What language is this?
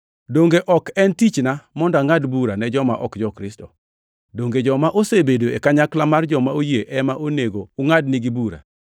Luo (Kenya and Tanzania)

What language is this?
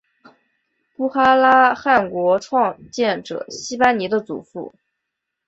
Chinese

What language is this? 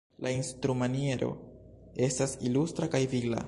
Esperanto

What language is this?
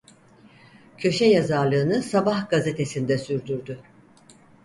Turkish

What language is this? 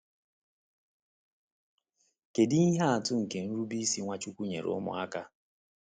Igbo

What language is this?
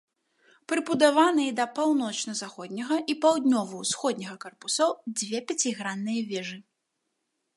Belarusian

